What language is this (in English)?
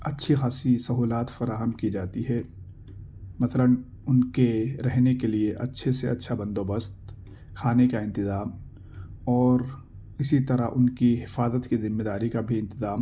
Urdu